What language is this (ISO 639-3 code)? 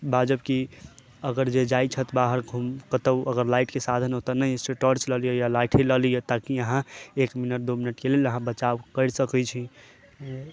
mai